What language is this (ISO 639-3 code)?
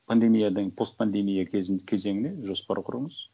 kaz